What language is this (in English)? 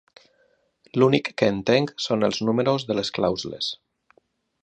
Catalan